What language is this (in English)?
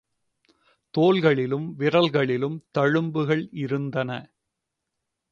Tamil